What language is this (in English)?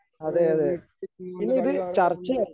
Malayalam